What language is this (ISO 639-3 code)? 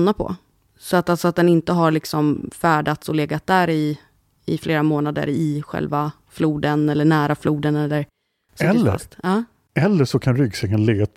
swe